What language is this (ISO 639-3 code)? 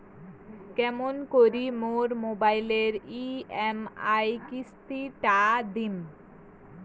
ben